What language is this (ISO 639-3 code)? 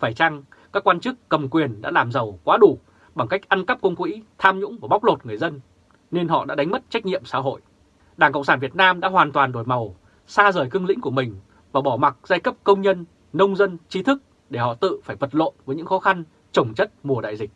vie